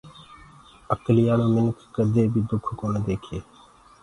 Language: Gurgula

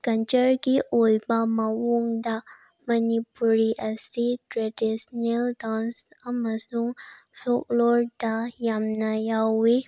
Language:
Manipuri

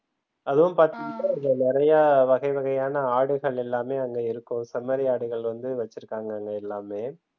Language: Tamil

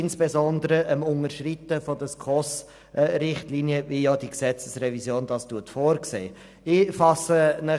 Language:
Swiss German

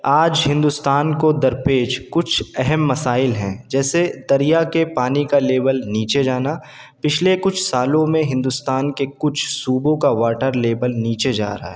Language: Urdu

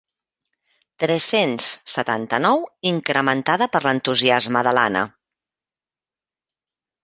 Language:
Catalan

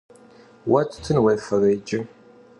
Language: Kabardian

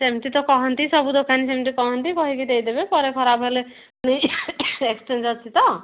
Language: Odia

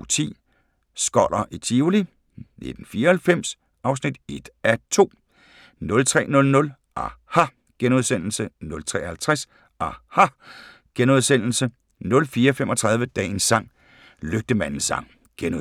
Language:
Danish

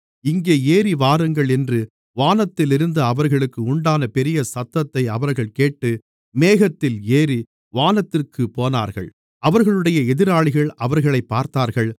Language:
Tamil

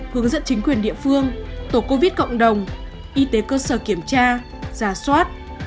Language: Vietnamese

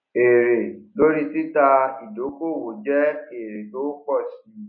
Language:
Yoruba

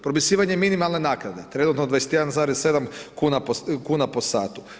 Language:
Croatian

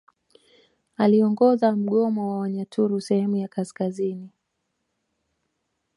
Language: Swahili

